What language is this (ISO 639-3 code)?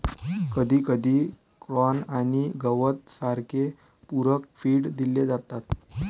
mar